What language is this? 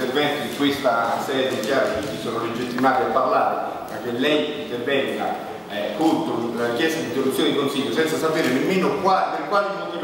Italian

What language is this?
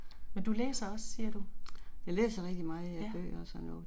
Danish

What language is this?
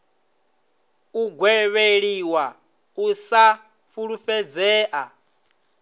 Venda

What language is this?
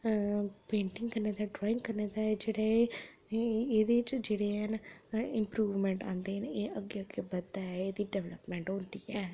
Dogri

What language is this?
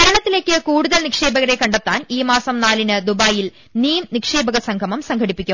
Malayalam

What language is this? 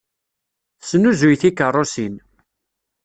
Kabyle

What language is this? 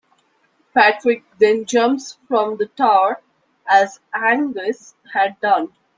English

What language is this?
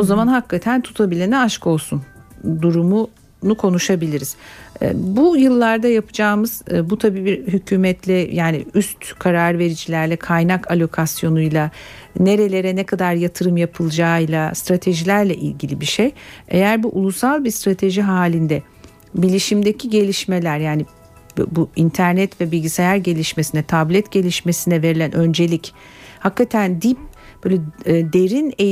Turkish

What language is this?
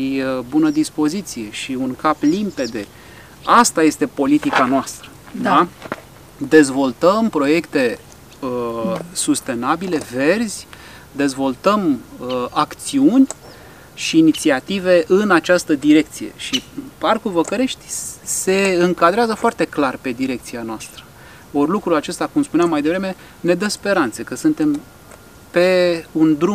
Romanian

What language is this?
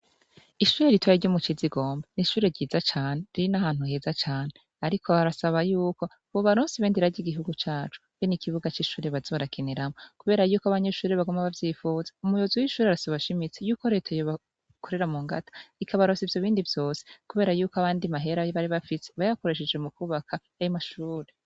Rundi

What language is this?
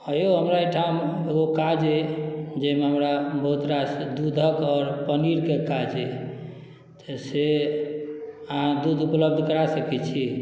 Maithili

